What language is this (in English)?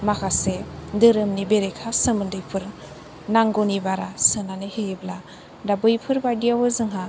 Bodo